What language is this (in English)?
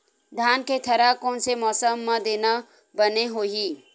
Chhattisgarhi